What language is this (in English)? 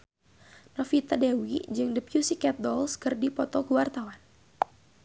Sundanese